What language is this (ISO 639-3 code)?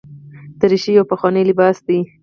pus